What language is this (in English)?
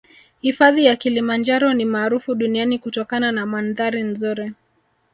Swahili